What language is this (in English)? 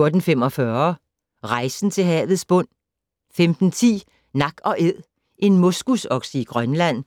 Danish